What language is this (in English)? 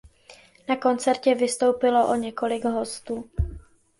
Czech